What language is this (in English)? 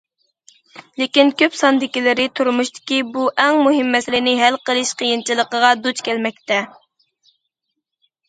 Uyghur